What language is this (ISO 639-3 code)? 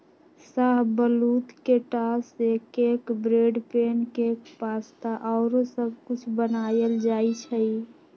mag